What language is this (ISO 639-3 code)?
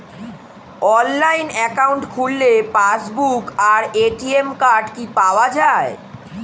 ben